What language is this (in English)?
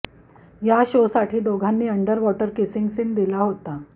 Marathi